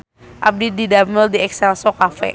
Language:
Sundanese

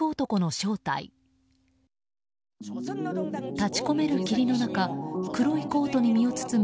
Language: Japanese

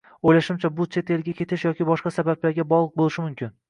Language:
Uzbek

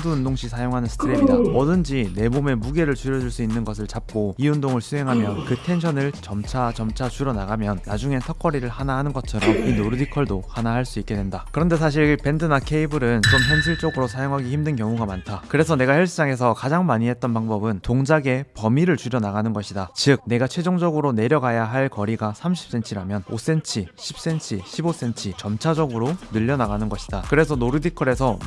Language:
Korean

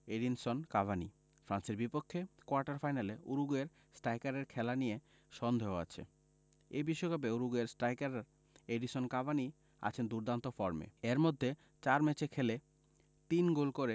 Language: Bangla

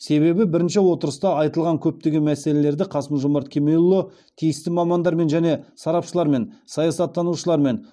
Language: Kazakh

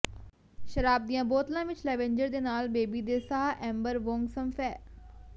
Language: Punjabi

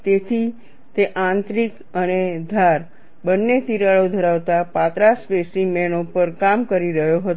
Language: Gujarati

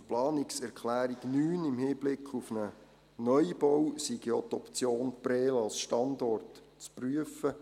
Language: Swiss German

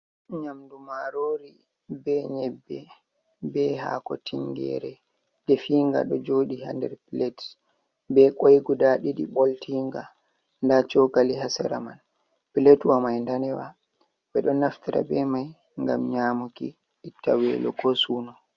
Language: Fula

